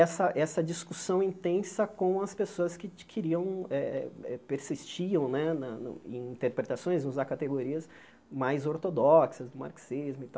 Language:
Portuguese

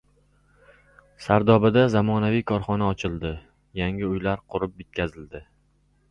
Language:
Uzbek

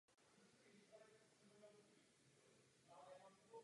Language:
Czech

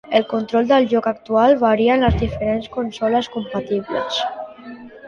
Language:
Catalan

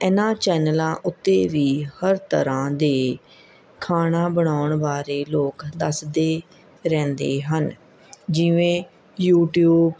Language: Punjabi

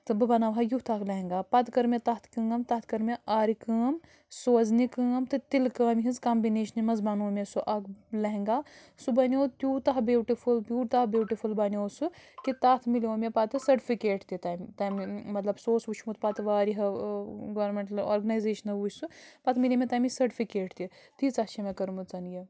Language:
Kashmiri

